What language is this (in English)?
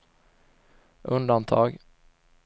Swedish